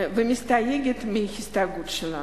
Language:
Hebrew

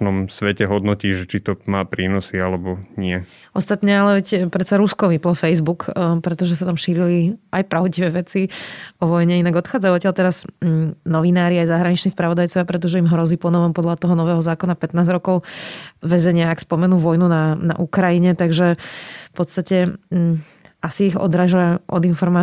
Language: Slovak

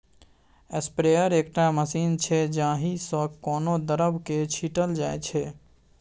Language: Maithili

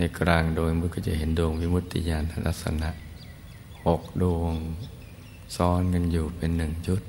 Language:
Thai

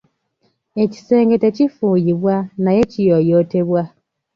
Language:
Ganda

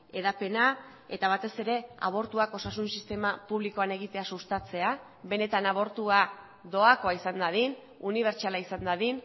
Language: Basque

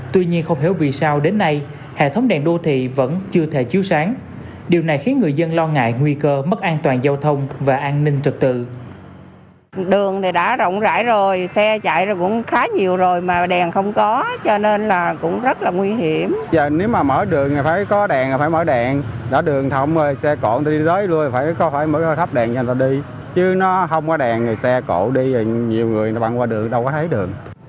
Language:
Vietnamese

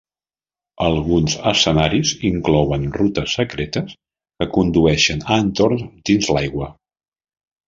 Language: Catalan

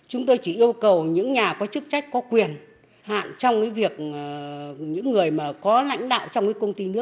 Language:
Vietnamese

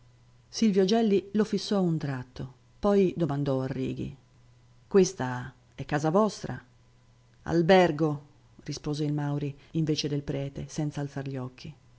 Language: Italian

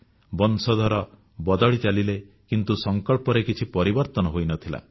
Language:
Odia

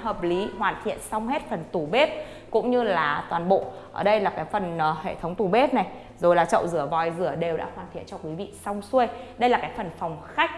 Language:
Vietnamese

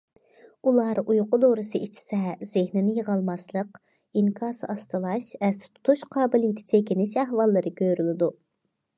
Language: Uyghur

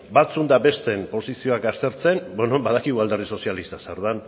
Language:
Basque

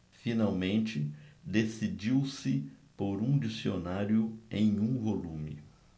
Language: Portuguese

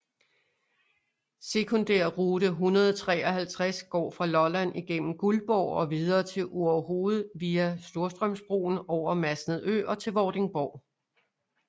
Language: Danish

